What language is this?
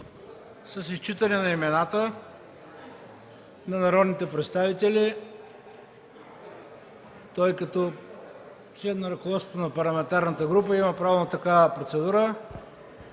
Bulgarian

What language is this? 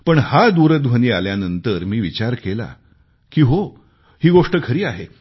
Marathi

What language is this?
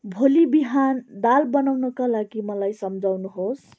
Nepali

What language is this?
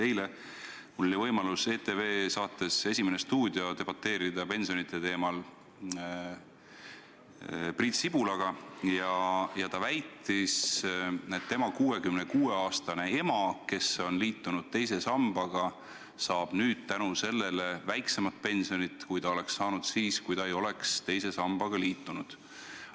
Estonian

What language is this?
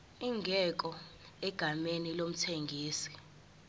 Zulu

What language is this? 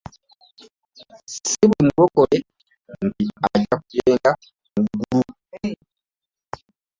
Ganda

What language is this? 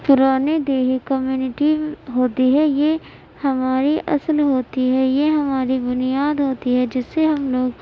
Urdu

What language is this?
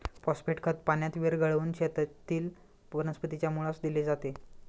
Marathi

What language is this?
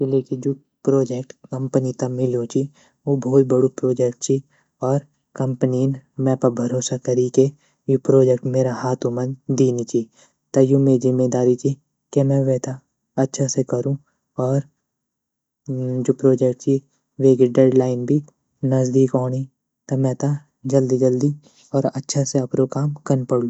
Garhwali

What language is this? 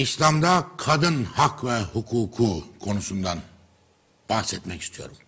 Turkish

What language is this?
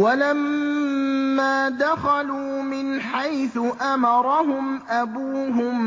Arabic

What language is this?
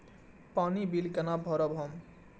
Maithili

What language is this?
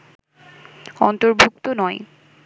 Bangla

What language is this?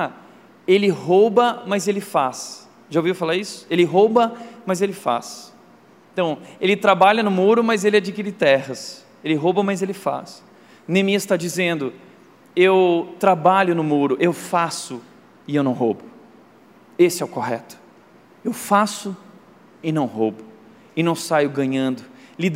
Portuguese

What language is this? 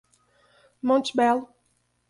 Portuguese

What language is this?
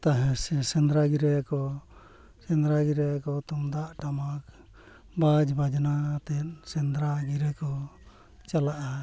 Santali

